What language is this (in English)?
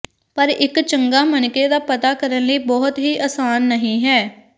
Punjabi